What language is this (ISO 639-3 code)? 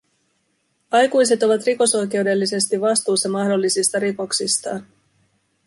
fin